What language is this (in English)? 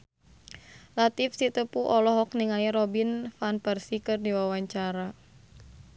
Sundanese